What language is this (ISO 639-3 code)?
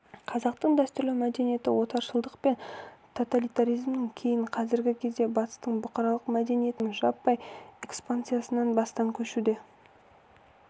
kaz